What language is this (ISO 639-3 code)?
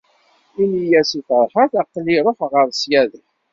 kab